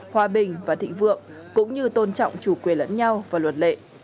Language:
Vietnamese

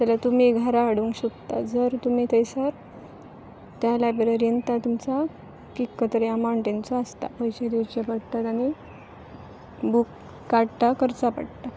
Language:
Konkani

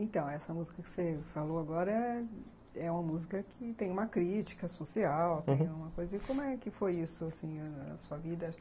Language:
Portuguese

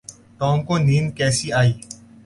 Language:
Urdu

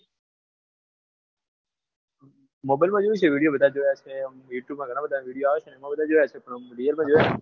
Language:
Gujarati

